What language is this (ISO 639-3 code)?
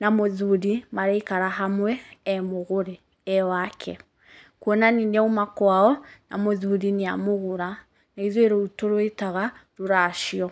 kik